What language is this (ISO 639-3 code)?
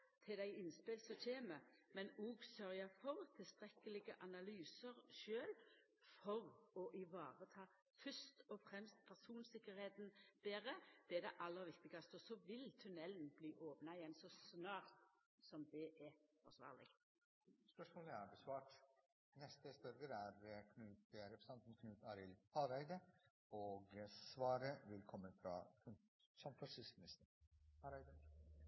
nno